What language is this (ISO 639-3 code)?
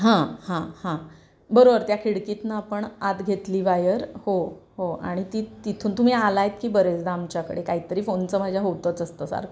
mar